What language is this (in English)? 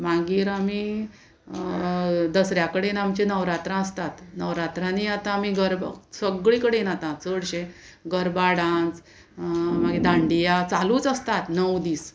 Konkani